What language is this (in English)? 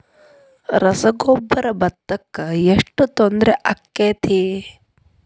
Kannada